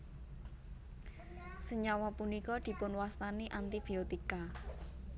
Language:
Javanese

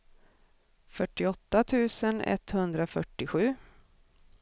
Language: Swedish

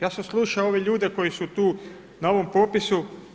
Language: Croatian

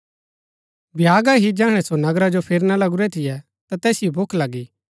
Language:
Gaddi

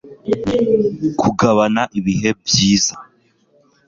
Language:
Kinyarwanda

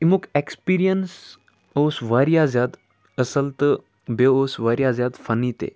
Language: Kashmiri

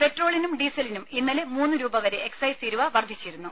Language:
Malayalam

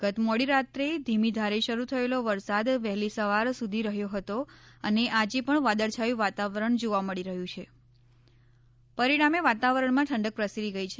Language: Gujarati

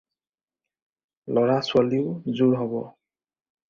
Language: Assamese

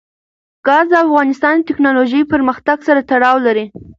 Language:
Pashto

